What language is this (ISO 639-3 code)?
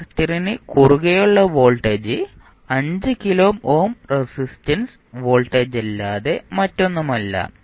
mal